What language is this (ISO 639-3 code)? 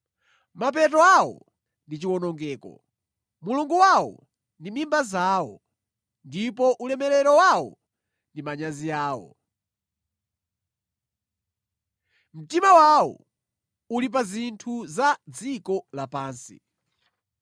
nya